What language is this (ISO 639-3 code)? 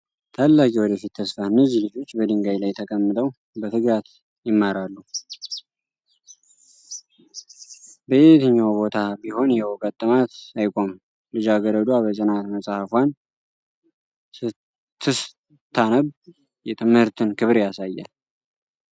amh